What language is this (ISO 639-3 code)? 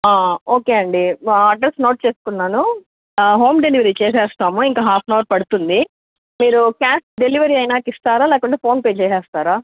tel